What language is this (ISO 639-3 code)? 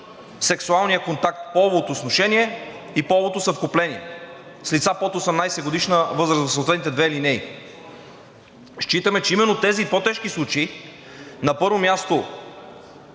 bul